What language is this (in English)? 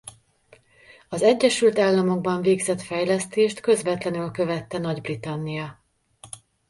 Hungarian